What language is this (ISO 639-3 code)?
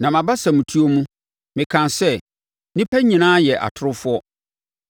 aka